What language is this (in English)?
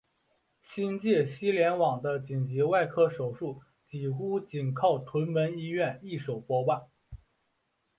Chinese